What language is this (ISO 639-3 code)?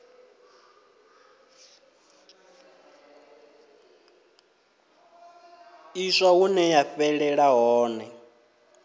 ven